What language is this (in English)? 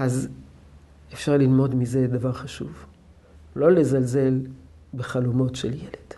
Hebrew